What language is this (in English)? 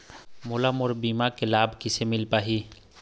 Chhattisgarhi